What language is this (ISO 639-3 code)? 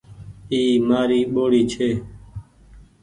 gig